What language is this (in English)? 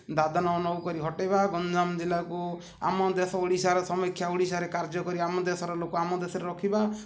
Odia